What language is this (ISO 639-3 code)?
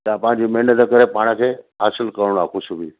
snd